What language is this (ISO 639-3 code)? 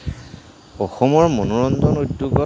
asm